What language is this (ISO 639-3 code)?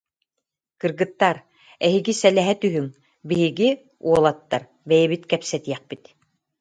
sah